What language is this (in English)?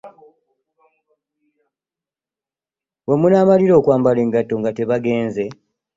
Ganda